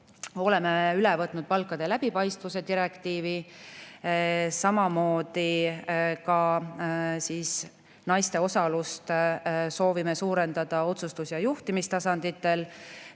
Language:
Estonian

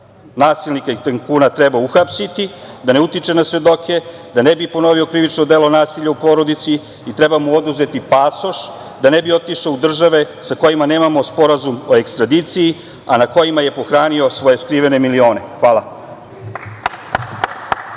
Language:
Serbian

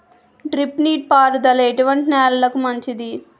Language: Telugu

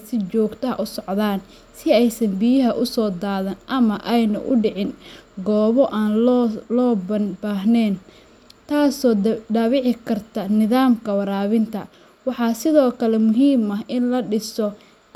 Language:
Somali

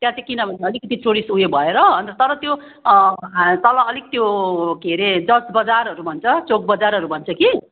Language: Nepali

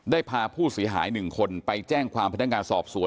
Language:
Thai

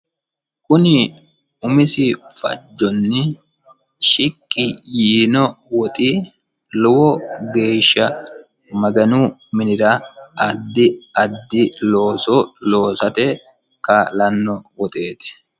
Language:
Sidamo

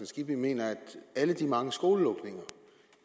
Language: Danish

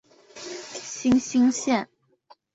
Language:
Chinese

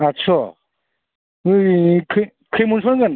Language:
Bodo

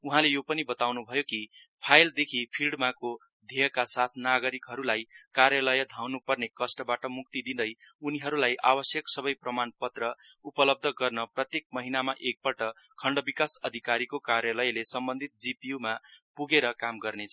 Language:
Nepali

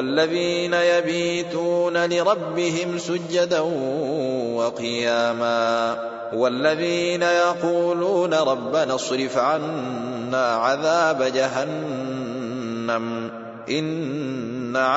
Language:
Arabic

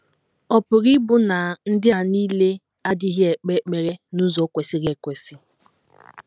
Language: Igbo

